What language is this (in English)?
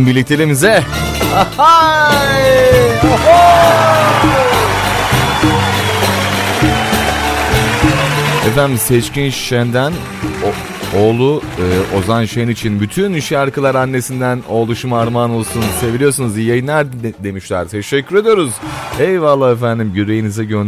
Turkish